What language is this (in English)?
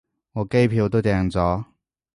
Cantonese